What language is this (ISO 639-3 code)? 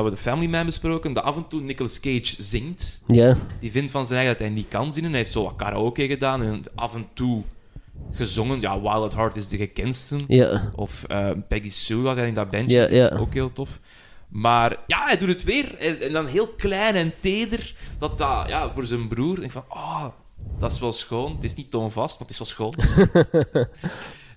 nld